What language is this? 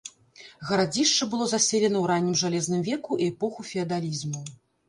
Belarusian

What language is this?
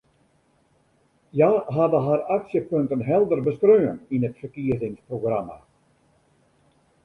Western Frisian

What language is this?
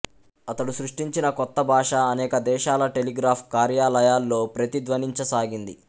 Telugu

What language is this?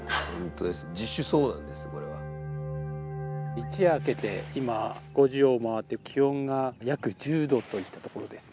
Japanese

